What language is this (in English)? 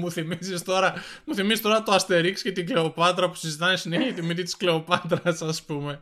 Greek